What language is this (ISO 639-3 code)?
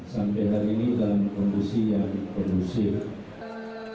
ind